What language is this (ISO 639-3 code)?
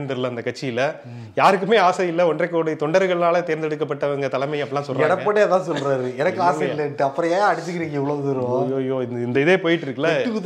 tam